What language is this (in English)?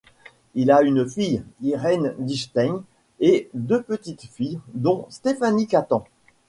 French